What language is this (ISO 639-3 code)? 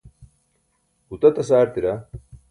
bsk